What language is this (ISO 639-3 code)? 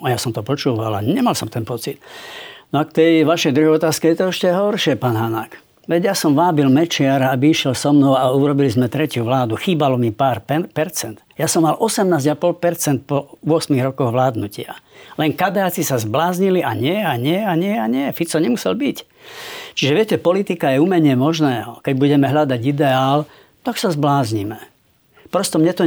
slk